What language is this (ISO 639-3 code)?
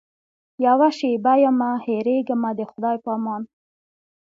pus